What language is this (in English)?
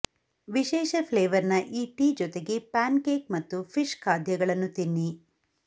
Kannada